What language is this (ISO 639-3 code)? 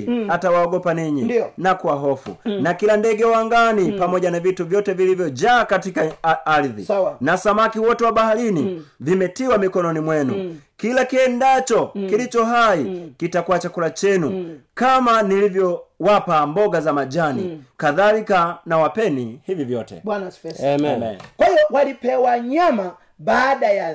swa